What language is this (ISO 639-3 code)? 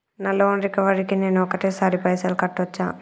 tel